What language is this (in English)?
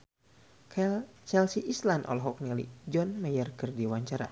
Sundanese